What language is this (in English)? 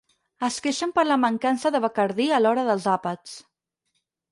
Catalan